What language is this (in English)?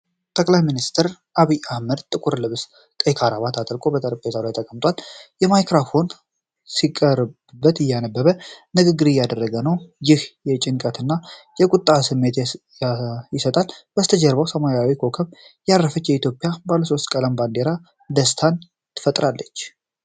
Amharic